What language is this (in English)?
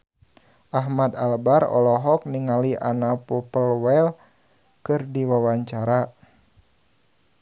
Sundanese